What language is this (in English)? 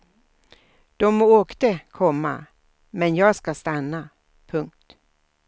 Swedish